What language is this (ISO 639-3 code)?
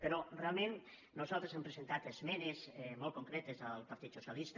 cat